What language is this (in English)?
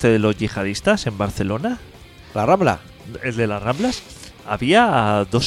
Spanish